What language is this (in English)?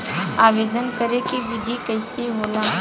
Bhojpuri